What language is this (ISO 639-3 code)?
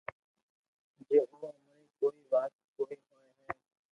lrk